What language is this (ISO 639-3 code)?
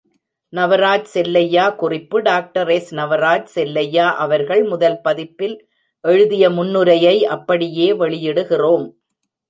tam